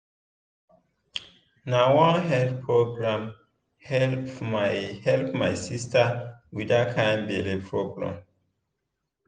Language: Nigerian Pidgin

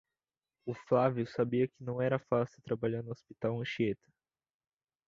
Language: Portuguese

